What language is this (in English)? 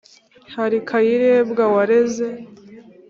Kinyarwanda